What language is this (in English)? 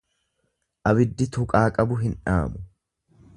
Oromo